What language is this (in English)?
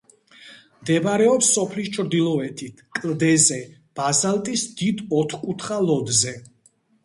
Georgian